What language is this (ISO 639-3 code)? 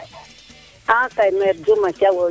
srr